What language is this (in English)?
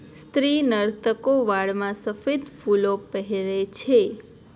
Gujarati